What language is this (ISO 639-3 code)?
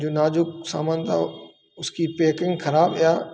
hin